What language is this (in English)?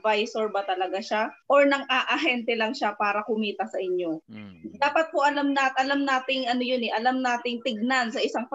Filipino